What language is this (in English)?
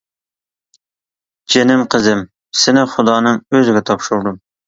Uyghur